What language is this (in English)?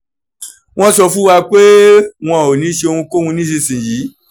Yoruba